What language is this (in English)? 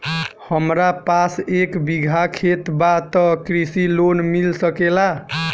Bhojpuri